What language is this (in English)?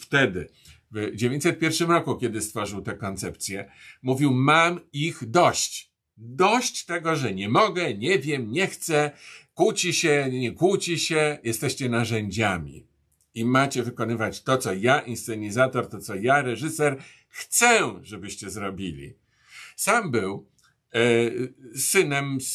Polish